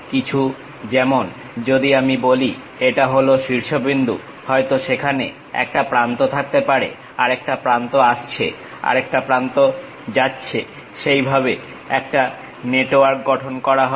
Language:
Bangla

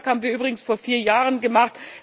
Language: German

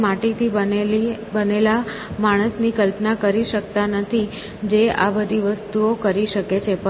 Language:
Gujarati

